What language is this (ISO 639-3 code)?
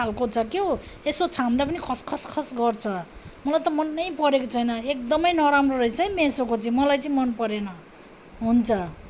nep